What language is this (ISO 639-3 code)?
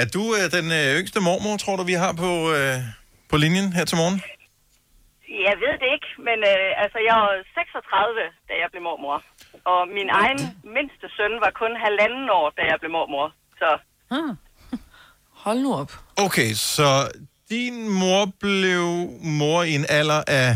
dan